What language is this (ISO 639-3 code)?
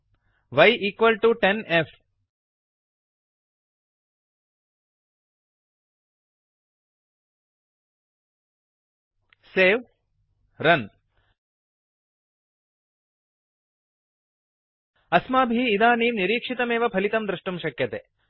san